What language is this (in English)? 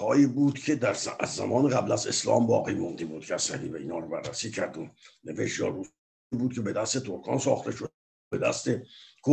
Persian